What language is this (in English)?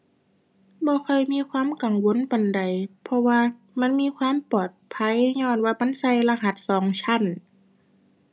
Thai